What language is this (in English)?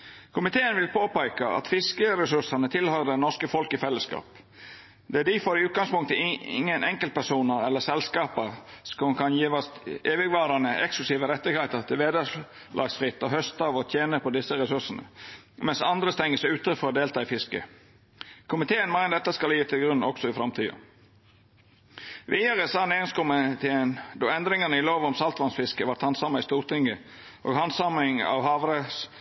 Norwegian Nynorsk